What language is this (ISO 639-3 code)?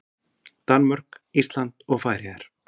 isl